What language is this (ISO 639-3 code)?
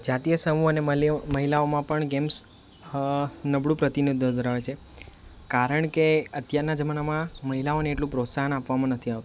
guj